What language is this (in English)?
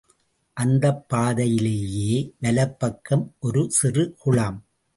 Tamil